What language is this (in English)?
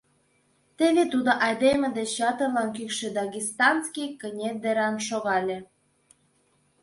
Mari